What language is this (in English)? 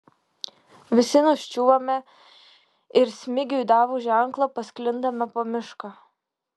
Lithuanian